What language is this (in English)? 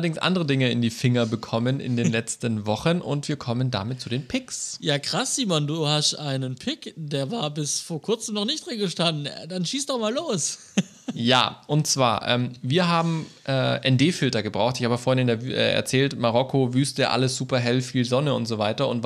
German